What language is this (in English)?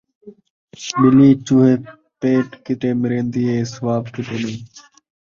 Saraiki